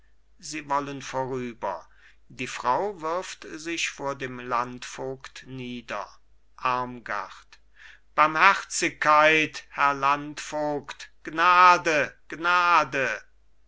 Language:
German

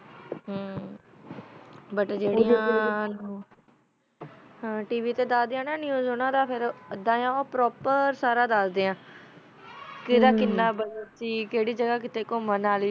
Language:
Punjabi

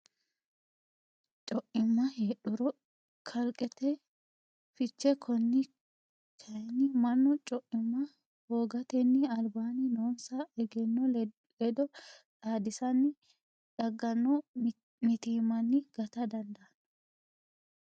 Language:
Sidamo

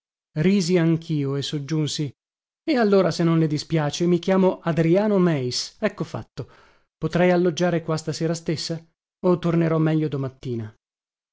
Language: Italian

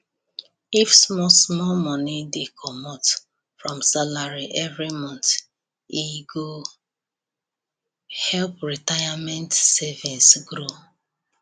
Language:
Nigerian Pidgin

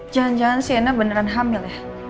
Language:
Indonesian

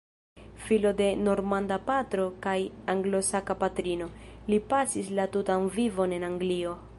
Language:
Esperanto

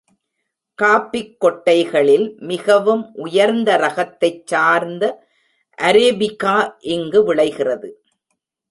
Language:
Tamil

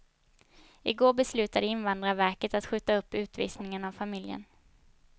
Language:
Swedish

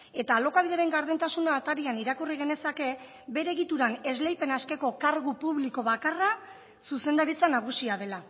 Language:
Basque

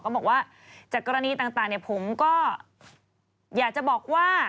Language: Thai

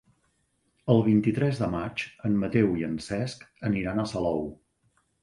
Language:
Catalan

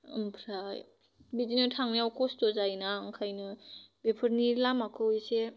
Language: Bodo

